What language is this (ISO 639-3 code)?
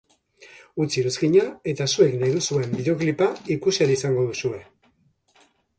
eus